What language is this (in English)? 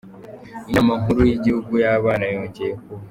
Kinyarwanda